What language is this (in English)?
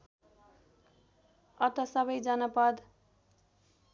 Nepali